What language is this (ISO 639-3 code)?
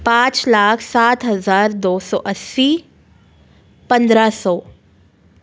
hin